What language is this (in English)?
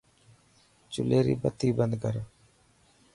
Dhatki